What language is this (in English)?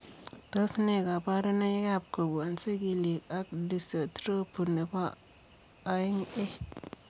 Kalenjin